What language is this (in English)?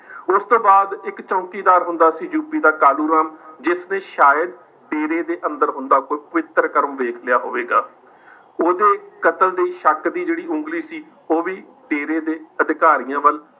Punjabi